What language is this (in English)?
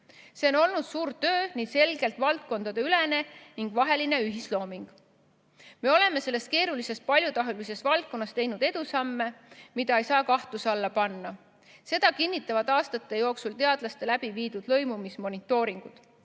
Estonian